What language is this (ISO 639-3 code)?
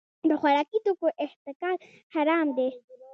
pus